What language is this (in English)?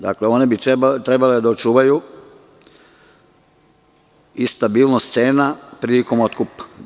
Serbian